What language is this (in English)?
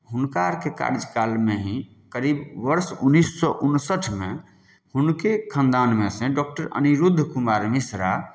Maithili